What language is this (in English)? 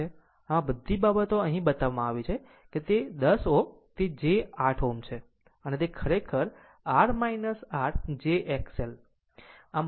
Gujarati